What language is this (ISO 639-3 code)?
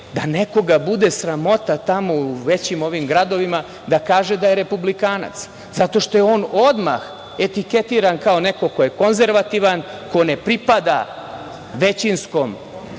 srp